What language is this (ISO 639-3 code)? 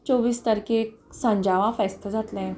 kok